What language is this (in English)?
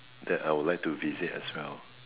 English